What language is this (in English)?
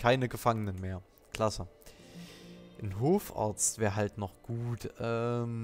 German